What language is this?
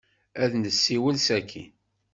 Kabyle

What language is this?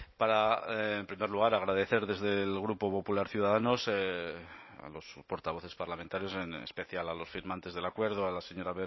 Spanish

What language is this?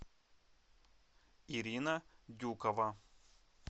Russian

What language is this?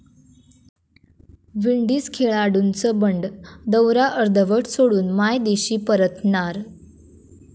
Marathi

